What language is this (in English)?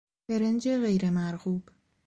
Persian